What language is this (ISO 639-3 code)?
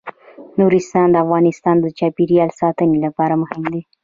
pus